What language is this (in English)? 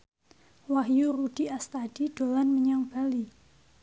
Javanese